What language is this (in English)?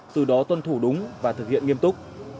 Vietnamese